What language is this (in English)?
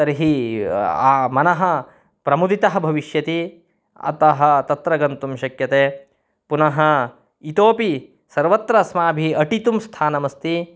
Sanskrit